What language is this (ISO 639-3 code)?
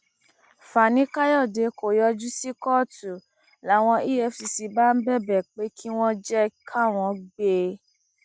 yor